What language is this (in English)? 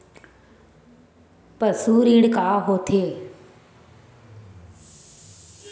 Chhattisgarhi